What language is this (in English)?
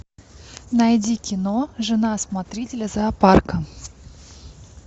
Russian